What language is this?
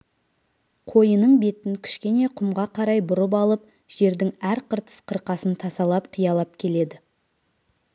Kazakh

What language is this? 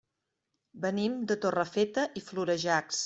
Catalan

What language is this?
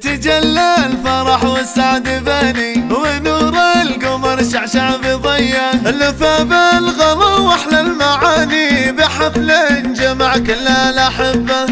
Arabic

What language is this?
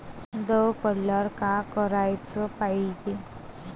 Marathi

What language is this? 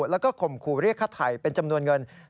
Thai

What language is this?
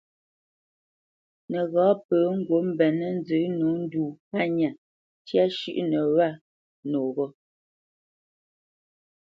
Bamenyam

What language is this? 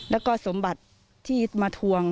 Thai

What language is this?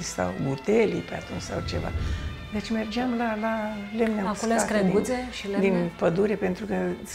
Romanian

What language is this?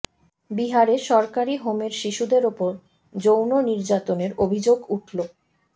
Bangla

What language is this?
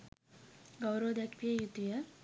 Sinhala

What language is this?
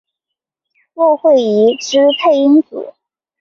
Chinese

